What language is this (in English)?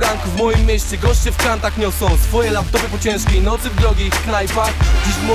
Polish